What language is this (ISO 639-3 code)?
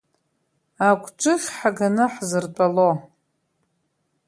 abk